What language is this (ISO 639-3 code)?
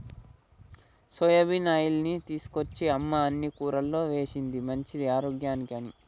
tel